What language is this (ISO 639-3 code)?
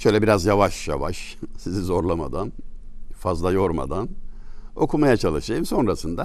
tur